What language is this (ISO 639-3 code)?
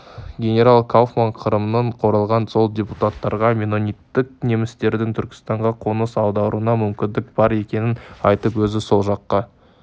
kaz